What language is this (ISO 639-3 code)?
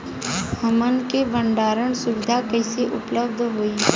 bho